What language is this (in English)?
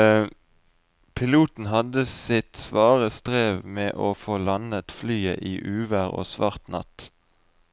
Norwegian